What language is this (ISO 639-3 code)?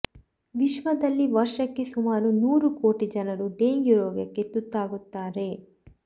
kan